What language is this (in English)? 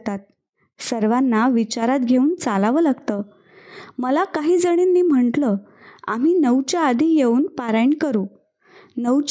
Marathi